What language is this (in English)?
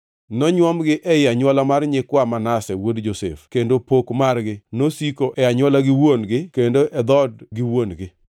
Luo (Kenya and Tanzania)